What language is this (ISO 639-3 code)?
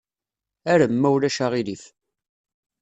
kab